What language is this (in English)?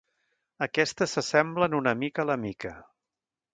Catalan